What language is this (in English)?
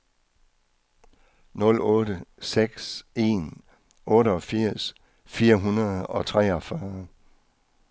Danish